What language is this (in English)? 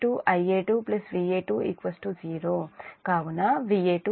Telugu